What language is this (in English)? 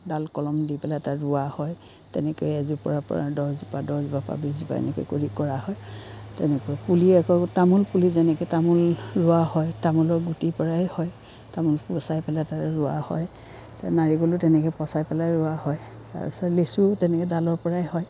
Assamese